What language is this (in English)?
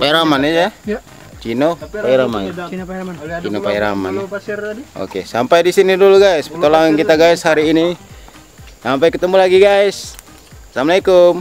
Indonesian